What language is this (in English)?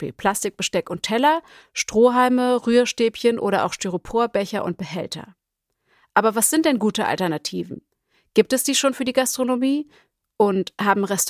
German